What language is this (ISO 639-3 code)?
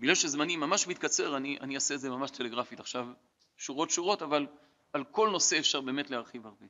heb